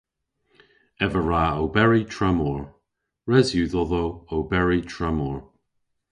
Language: Cornish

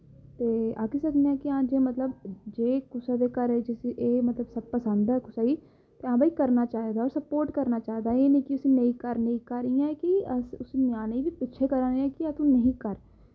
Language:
Dogri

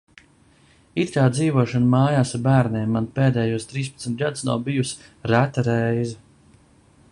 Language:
Latvian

